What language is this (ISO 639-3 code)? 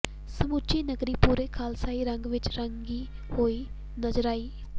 pan